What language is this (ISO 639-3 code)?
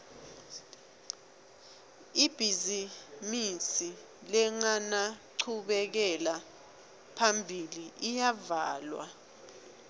ssw